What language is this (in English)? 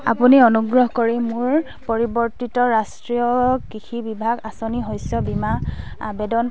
Assamese